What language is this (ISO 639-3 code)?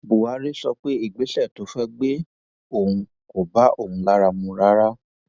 yor